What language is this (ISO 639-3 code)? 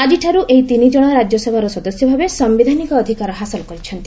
ori